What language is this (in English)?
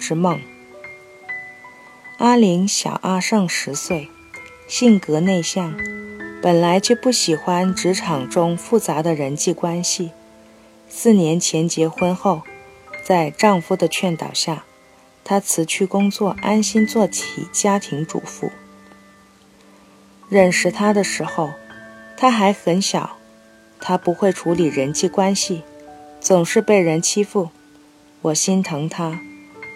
Chinese